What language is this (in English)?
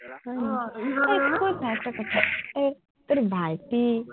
Assamese